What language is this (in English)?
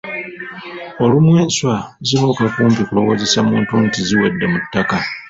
Ganda